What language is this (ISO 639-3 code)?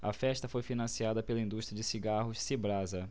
por